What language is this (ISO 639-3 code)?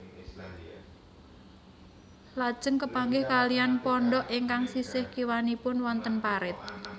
jav